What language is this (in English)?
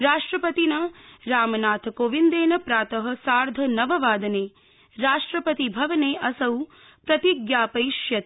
Sanskrit